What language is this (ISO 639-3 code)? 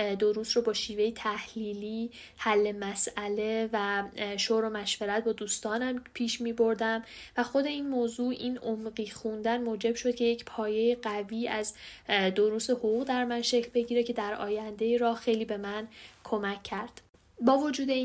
fas